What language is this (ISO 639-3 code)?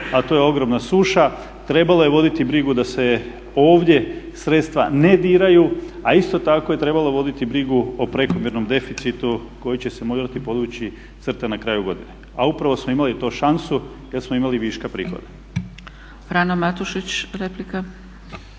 hrv